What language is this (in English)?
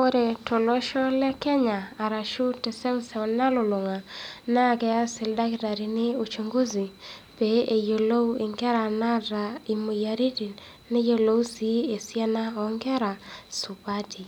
Masai